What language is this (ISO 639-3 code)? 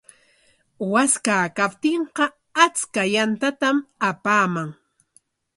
qwa